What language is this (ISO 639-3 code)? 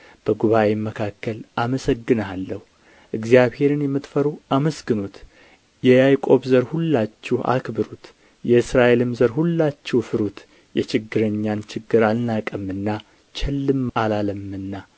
amh